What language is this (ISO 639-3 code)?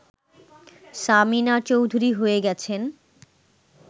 ben